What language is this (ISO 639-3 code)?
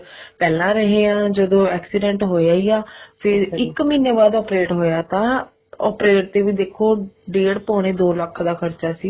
pan